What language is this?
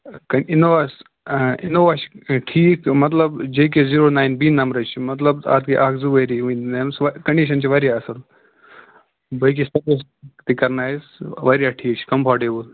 Kashmiri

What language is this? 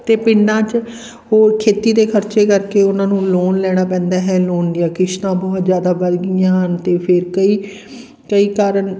Punjabi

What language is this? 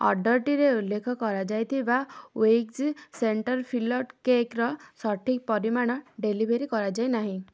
Odia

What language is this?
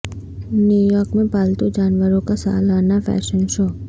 Urdu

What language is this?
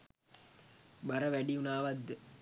Sinhala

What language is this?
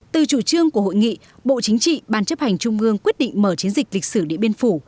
Vietnamese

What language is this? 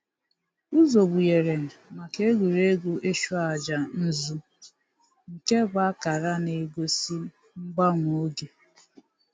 Igbo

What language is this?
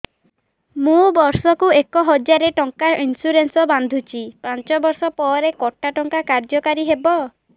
Odia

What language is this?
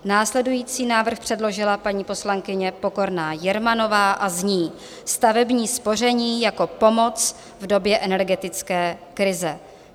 Czech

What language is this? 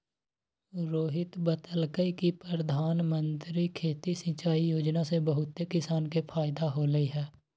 Magahi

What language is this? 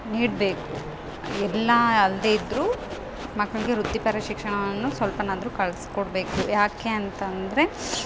Kannada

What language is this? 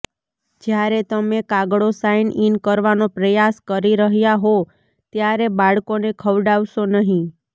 Gujarati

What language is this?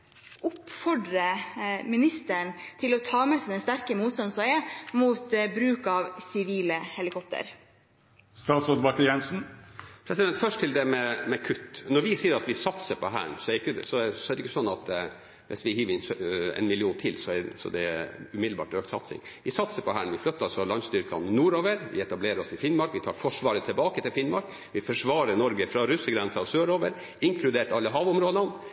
Norwegian Bokmål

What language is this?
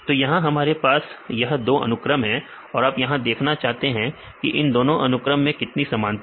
Hindi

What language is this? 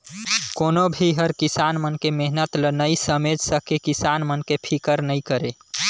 Chhattisgarhi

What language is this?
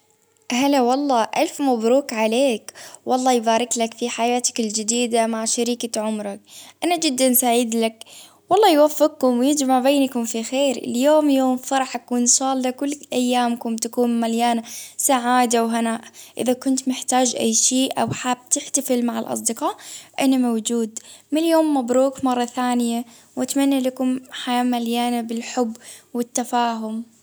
Baharna Arabic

